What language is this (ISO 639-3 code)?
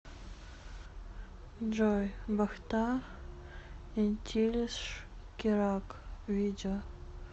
rus